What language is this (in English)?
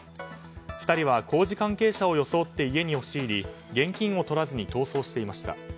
Japanese